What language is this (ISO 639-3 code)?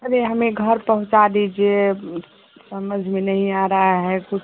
hin